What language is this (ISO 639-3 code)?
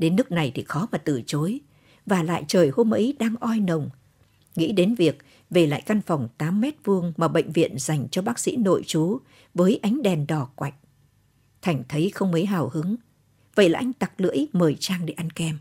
vie